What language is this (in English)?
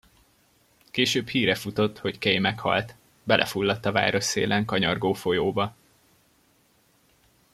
Hungarian